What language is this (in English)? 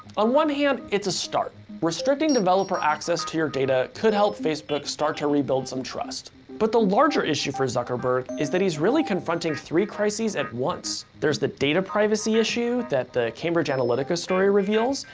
English